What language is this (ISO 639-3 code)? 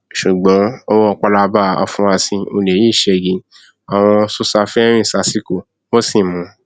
yor